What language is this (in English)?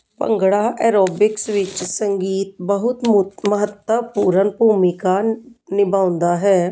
Punjabi